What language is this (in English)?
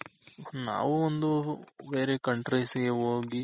Kannada